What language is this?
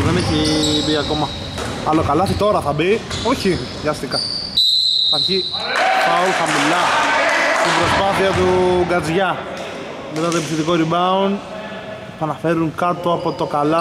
Greek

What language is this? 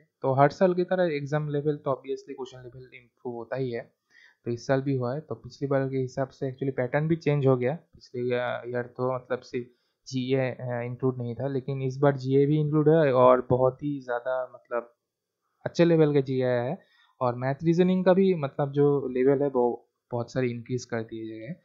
Hindi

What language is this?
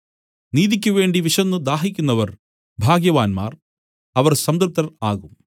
Malayalam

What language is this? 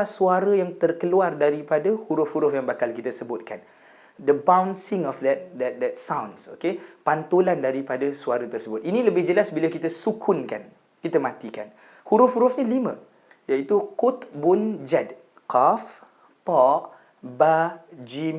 Malay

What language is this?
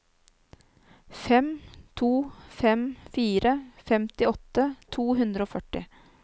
Norwegian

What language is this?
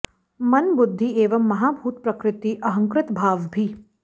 Sanskrit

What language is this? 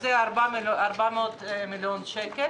Hebrew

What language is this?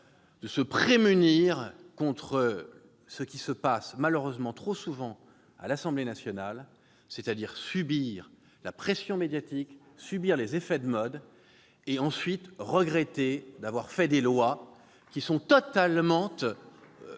French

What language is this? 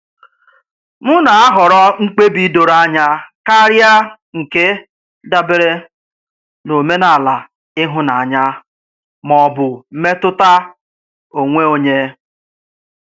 Igbo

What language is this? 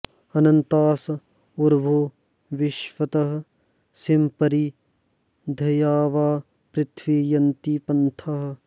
Sanskrit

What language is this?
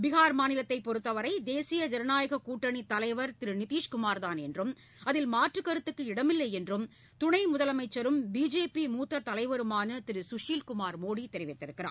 Tamil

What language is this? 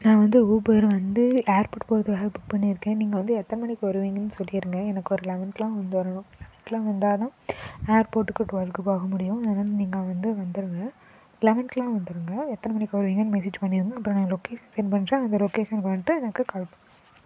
Tamil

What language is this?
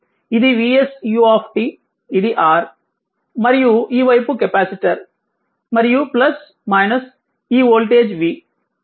Telugu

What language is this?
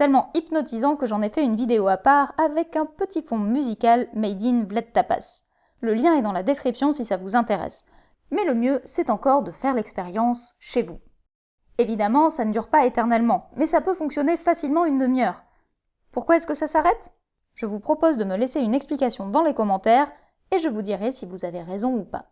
French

